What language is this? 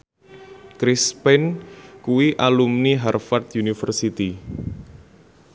Javanese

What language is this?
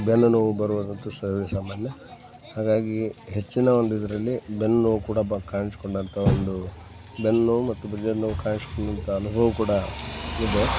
Kannada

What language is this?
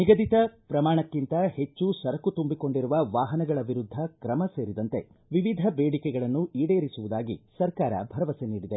Kannada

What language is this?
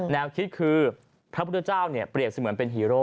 Thai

